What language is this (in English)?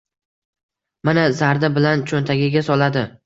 Uzbek